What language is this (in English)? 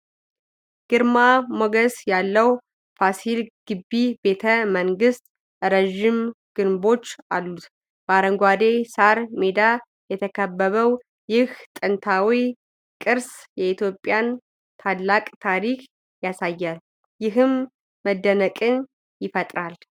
Amharic